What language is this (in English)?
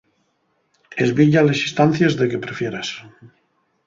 Asturian